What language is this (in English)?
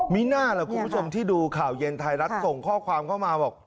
Thai